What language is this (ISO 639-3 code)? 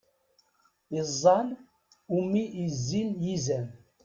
kab